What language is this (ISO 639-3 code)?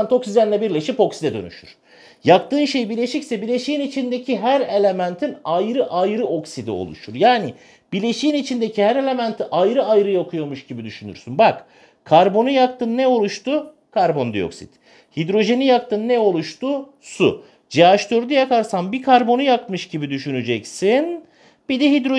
tur